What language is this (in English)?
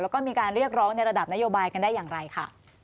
Thai